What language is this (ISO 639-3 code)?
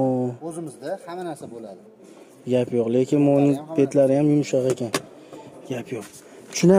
tur